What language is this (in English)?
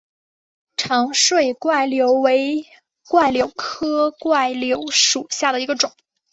Chinese